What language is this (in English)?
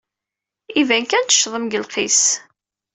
Kabyle